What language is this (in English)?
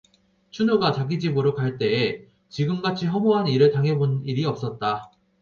Korean